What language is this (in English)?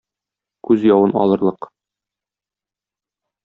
Tatar